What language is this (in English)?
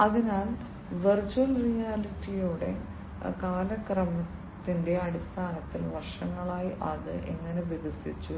Malayalam